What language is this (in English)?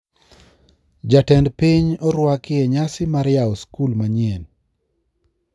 Luo (Kenya and Tanzania)